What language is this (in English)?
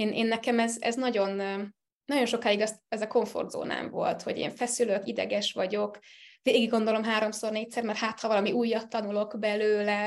Hungarian